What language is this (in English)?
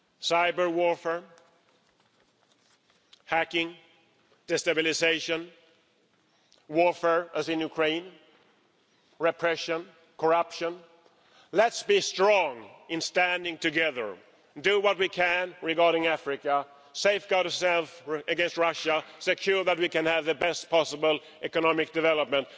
English